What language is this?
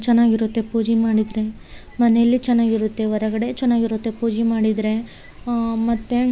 Kannada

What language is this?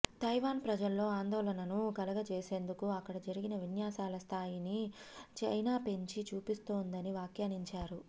Telugu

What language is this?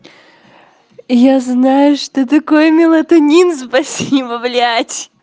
Russian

